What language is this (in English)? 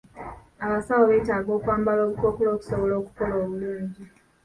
Ganda